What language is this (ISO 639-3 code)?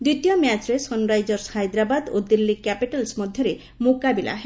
ori